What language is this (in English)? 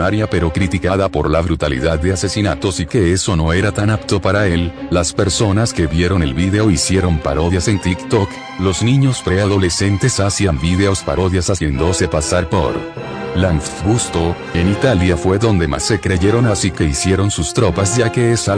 Spanish